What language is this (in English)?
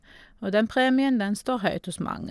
Norwegian